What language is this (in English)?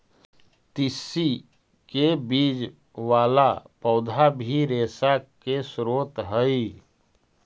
Magahi